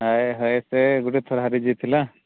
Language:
Odia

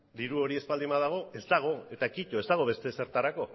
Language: Basque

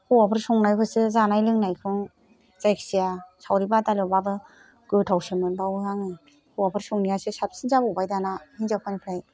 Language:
Bodo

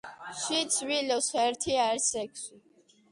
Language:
Georgian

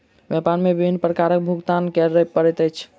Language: Maithili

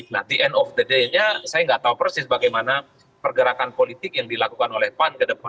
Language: Indonesian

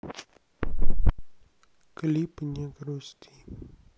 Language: Russian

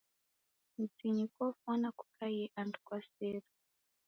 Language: Taita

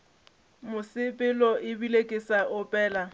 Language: Northern Sotho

